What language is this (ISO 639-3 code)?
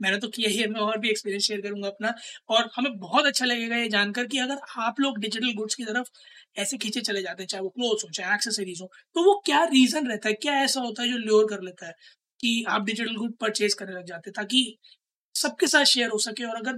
hin